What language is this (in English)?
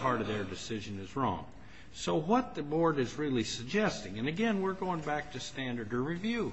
English